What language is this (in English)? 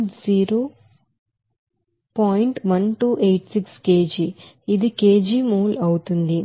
Telugu